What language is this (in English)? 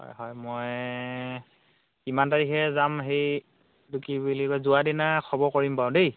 Assamese